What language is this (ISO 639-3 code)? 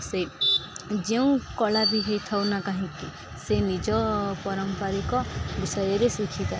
ori